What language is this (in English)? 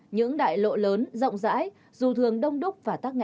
Vietnamese